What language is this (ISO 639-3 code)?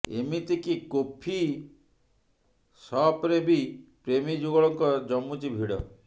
ori